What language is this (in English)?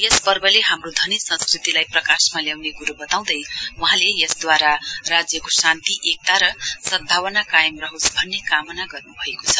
Nepali